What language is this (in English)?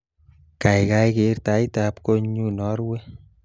Kalenjin